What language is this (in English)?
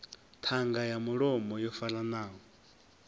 Venda